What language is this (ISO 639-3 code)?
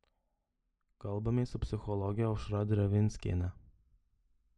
lit